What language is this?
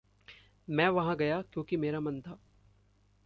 Hindi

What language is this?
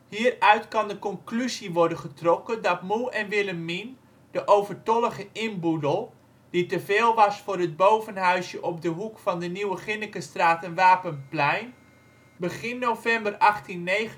Dutch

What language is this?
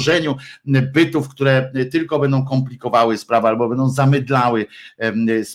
Polish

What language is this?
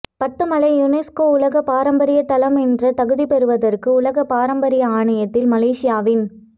Tamil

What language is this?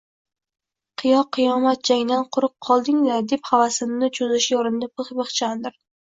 Uzbek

